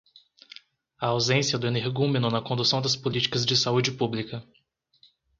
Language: Portuguese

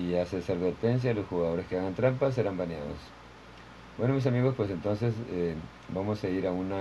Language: Spanish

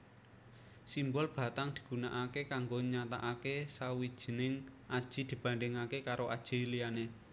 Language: Javanese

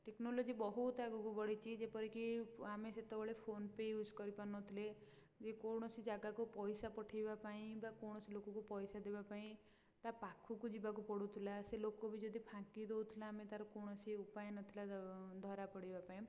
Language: Odia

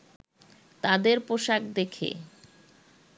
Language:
Bangla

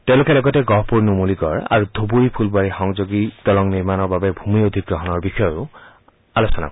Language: Assamese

